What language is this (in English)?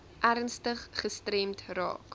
Afrikaans